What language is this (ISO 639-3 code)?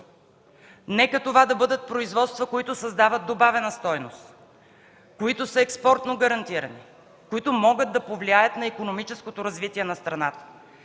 bul